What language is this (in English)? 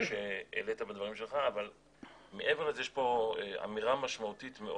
Hebrew